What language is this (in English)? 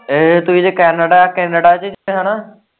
Punjabi